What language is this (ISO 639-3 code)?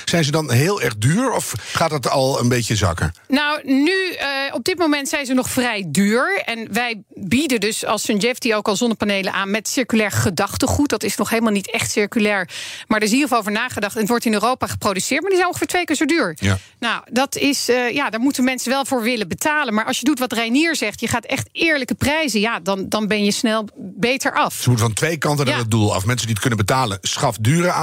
nld